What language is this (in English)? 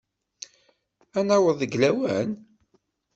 Kabyle